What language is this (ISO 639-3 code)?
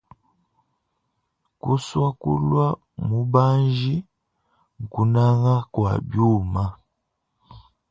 lua